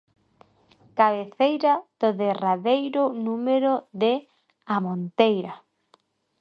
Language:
Galician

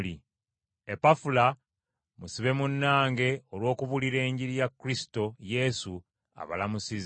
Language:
Ganda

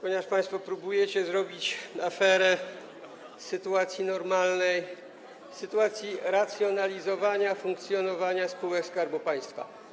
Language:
Polish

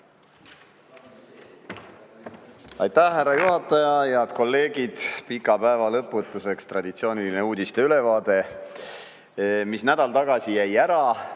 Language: Estonian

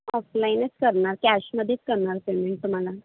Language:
Marathi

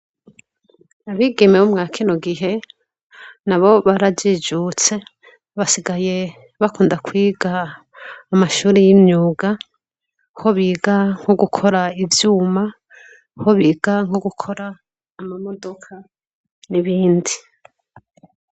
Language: Rundi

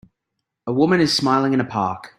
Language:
English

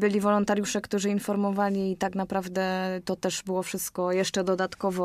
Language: Polish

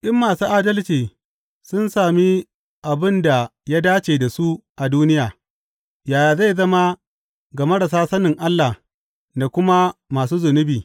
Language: Hausa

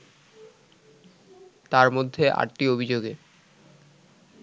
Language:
Bangla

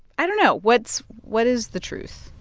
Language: English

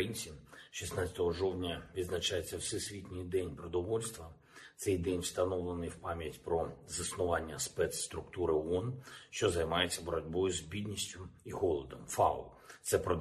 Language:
Ukrainian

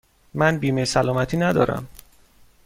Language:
Persian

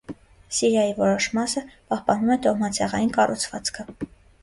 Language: Armenian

